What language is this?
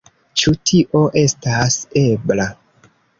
Esperanto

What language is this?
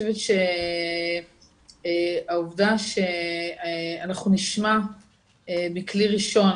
Hebrew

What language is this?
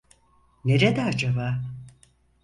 Turkish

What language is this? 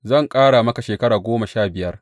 Hausa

